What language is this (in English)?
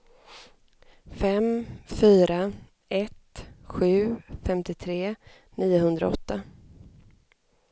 Swedish